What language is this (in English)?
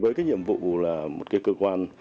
Vietnamese